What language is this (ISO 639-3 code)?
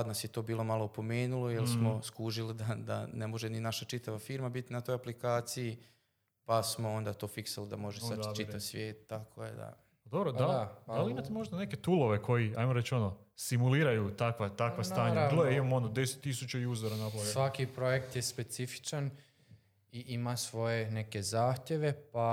hrv